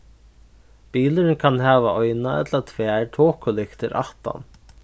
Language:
Faroese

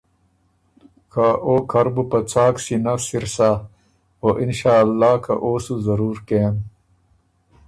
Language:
Ormuri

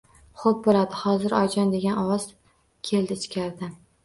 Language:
Uzbek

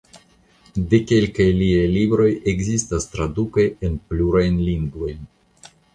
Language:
Esperanto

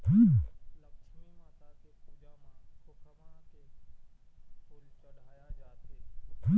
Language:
Chhattisgarhi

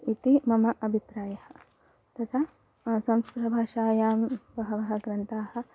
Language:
Sanskrit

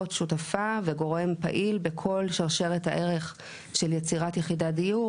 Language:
Hebrew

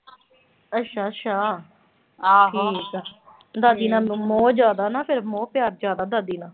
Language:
Punjabi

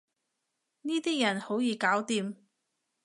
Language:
Cantonese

